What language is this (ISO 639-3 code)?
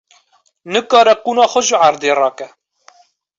kur